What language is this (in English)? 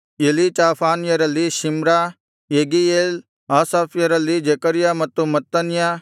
Kannada